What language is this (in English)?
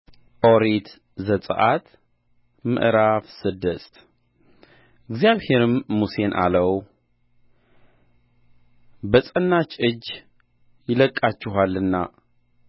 Amharic